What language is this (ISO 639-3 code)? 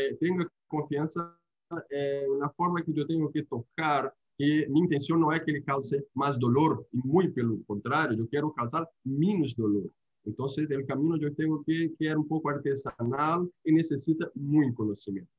spa